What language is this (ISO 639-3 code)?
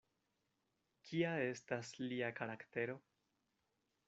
epo